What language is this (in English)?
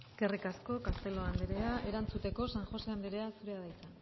Basque